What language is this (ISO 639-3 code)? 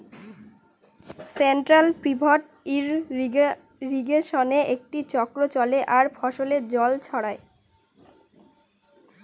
ben